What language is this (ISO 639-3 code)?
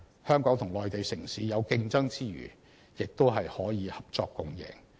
yue